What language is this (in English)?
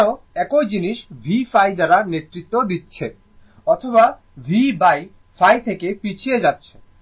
Bangla